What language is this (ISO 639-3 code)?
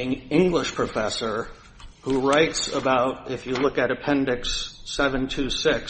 eng